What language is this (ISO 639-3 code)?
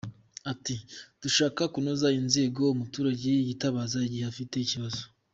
kin